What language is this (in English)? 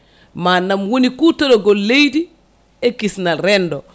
Fula